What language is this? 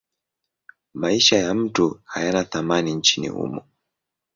Swahili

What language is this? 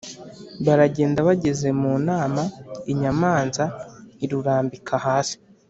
Kinyarwanda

